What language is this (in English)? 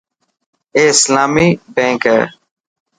Dhatki